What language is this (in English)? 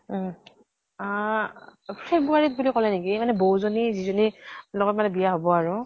Assamese